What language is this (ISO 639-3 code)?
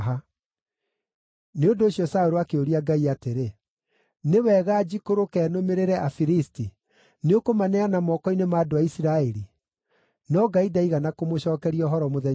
kik